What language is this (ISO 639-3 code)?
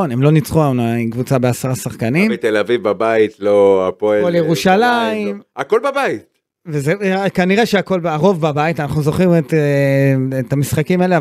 heb